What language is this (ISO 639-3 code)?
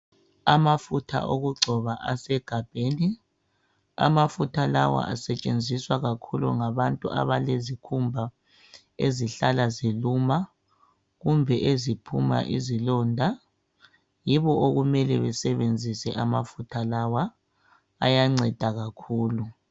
nde